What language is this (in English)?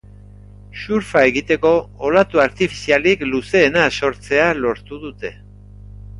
Basque